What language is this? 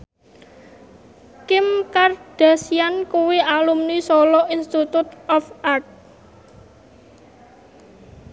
Javanese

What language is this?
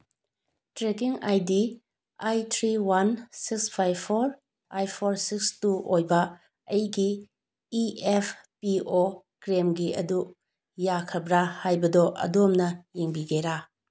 Manipuri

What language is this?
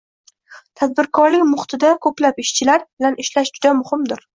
Uzbek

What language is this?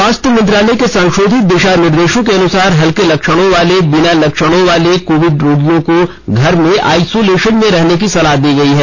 Hindi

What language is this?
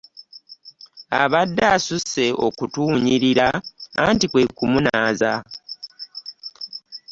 Ganda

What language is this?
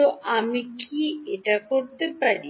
Bangla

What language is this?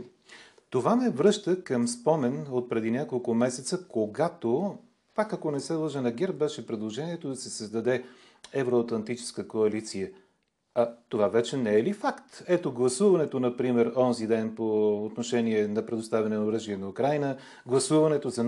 Bulgarian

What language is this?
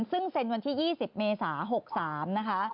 Thai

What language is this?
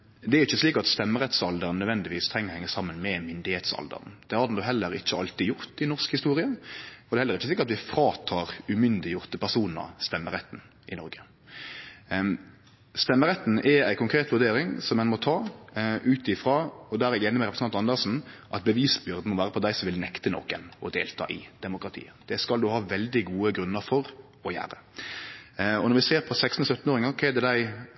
Norwegian Nynorsk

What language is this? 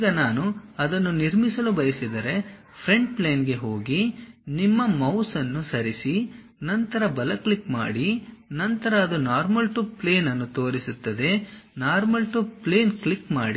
Kannada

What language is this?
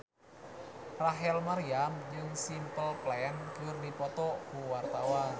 Sundanese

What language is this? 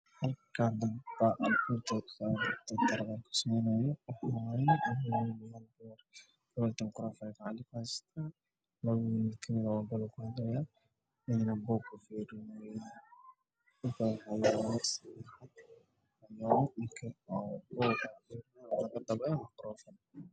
Somali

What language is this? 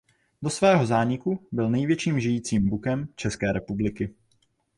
Czech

